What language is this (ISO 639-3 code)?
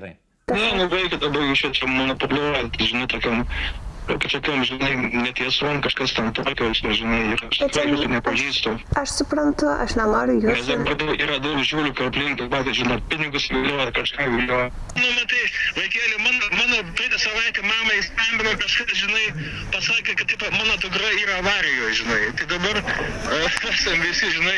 lit